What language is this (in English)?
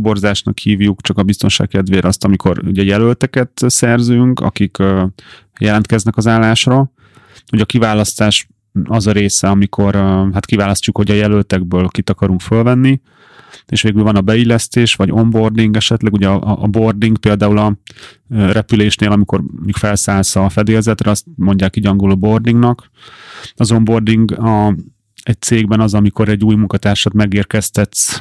Hungarian